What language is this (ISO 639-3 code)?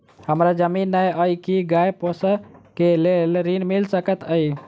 mai